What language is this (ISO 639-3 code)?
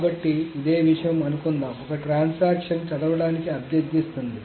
tel